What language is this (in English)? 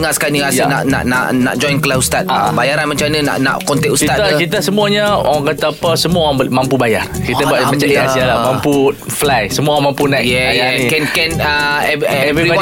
Malay